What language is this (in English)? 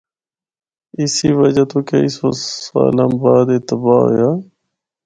Northern Hindko